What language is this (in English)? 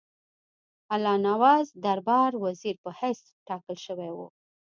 Pashto